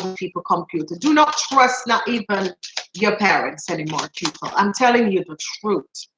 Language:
English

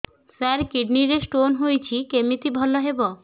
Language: Odia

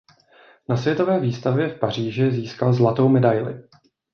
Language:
Czech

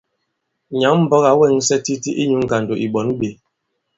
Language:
Bankon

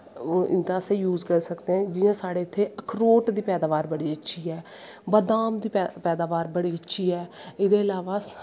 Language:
Dogri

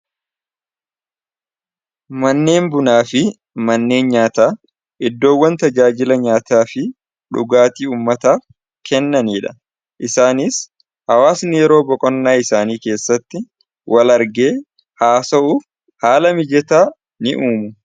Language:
Oromo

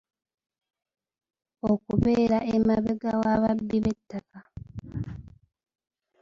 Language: Ganda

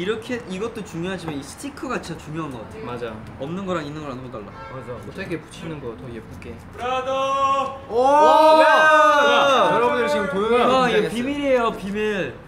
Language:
Korean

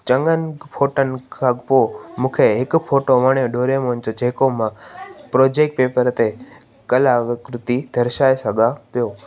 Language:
Sindhi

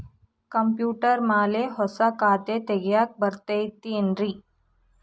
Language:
Kannada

